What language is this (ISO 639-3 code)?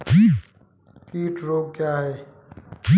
hin